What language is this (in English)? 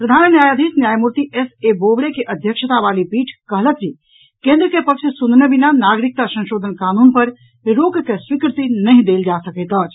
Maithili